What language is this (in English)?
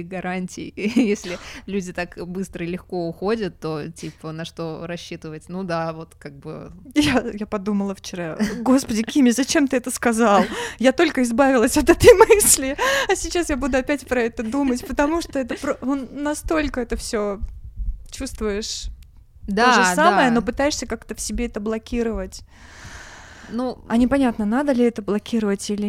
Russian